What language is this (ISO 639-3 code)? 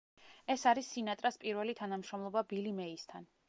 kat